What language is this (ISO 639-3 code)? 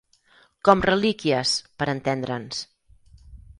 cat